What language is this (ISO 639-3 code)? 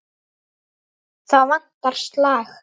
isl